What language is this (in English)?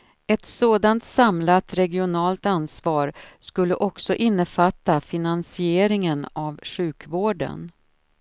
Swedish